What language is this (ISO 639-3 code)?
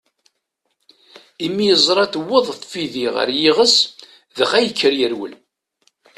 kab